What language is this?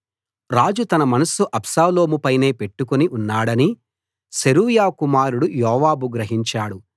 Telugu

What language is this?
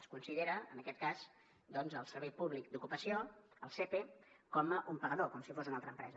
Catalan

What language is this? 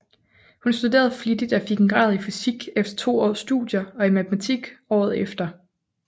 Danish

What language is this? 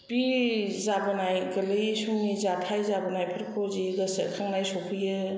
Bodo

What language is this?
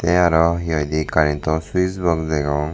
Chakma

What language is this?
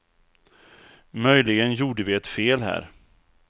Swedish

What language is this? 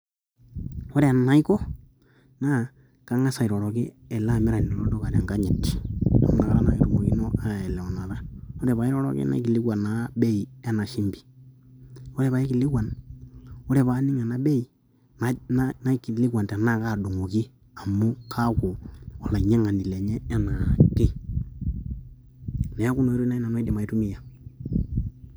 Masai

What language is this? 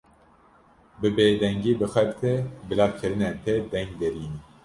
Kurdish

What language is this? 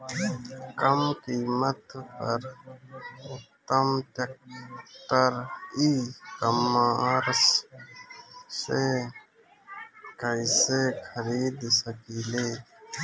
Bhojpuri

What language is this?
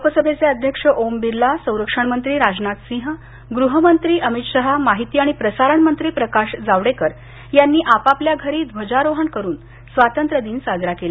Marathi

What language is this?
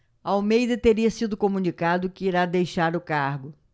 Portuguese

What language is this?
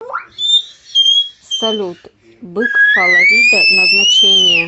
Russian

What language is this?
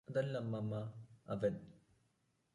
Malayalam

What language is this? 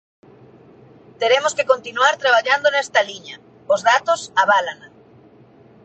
Galician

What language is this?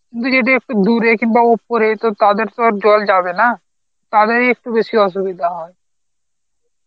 Bangla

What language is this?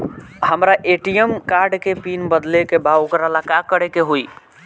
Bhojpuri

